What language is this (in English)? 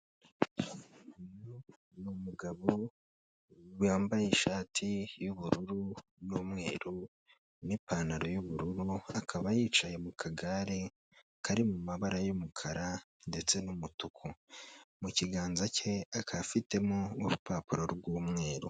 Kinyarwanda